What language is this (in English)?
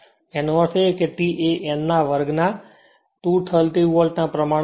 Gujarati